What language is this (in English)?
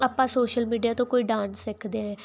Punjabi